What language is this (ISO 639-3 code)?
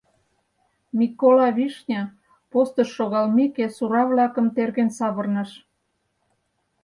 chm